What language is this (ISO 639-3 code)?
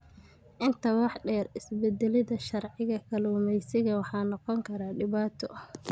som